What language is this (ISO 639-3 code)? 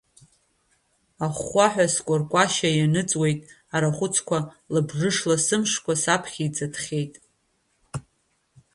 abk